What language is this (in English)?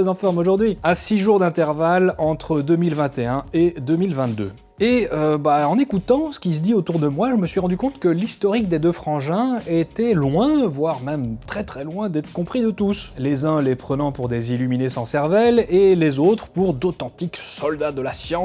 French